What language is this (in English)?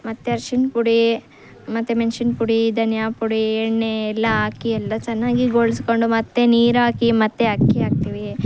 Kannada